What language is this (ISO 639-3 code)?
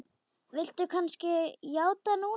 isl